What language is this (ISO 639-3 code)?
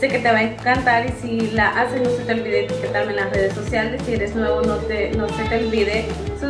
spa